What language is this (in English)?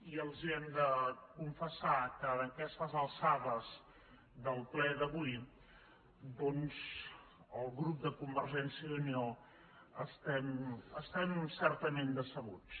Catalan